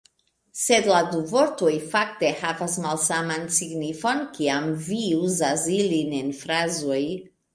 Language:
Esperanto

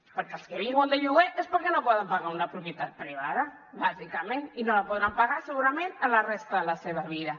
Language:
Catalan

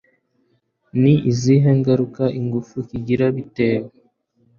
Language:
Kinyarwanda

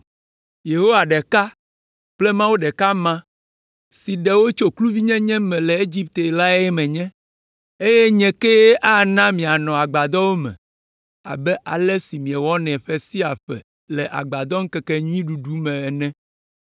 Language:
Ewe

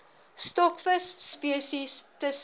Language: Afrikaans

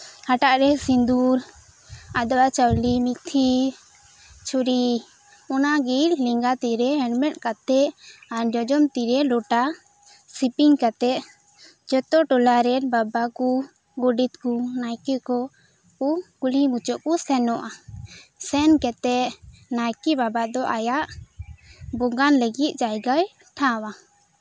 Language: Santali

